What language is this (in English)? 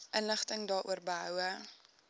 Afrikaans